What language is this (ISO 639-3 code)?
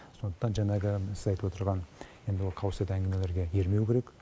kaz